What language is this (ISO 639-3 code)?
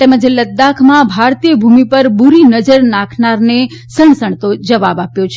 guj